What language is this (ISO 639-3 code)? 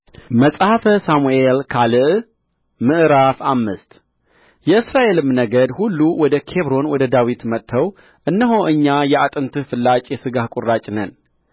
amh